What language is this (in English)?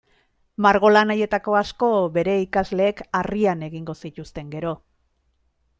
Basque